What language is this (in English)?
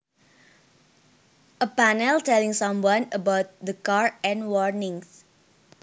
Javanese